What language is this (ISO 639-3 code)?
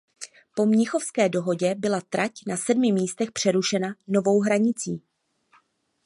ces